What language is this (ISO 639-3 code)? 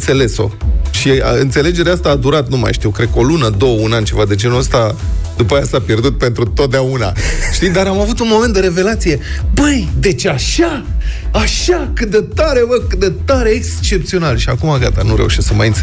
ron